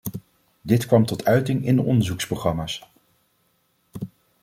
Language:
Dutch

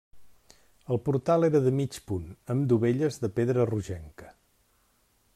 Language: Catalan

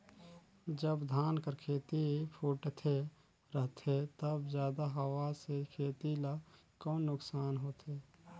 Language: Chhattisgarhi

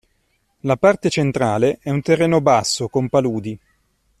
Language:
Italian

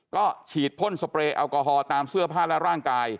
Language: Thai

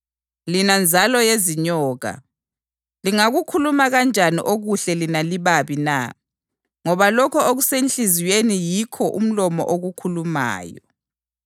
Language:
North Ndebele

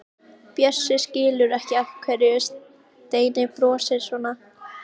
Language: Icelandic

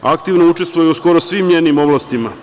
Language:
Serbian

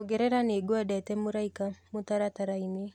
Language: Kikuyu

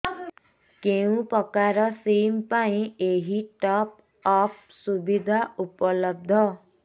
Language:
Odia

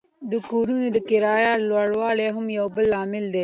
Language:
Pashto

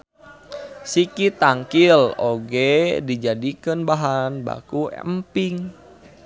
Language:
Sundanese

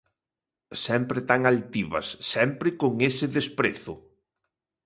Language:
Galician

